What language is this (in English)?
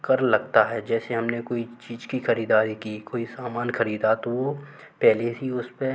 Hindi